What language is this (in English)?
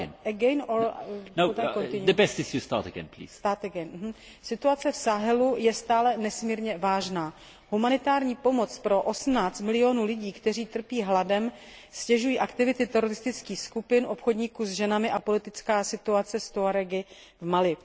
Czech